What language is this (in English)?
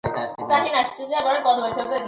Bangla